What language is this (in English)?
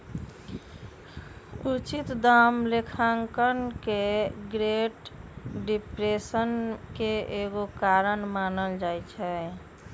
Magahi